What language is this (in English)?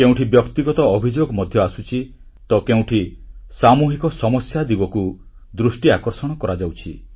Odia